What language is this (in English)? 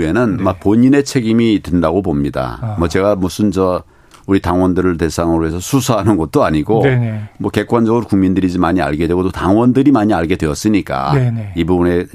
Korean